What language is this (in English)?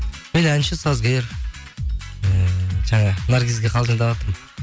Kazakh